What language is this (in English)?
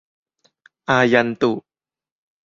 Thai